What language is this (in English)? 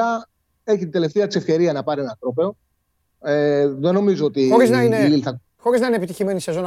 Greek